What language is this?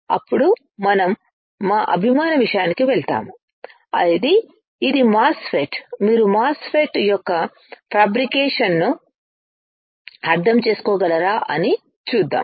Telugu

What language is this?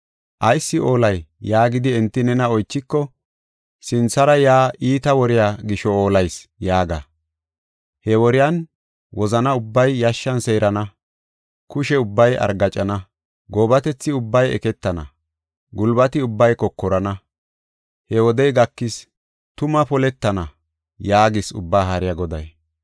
Gofa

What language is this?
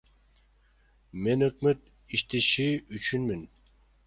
Kyrgyz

